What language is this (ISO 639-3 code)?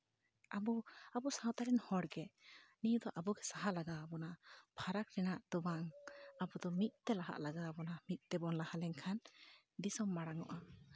sat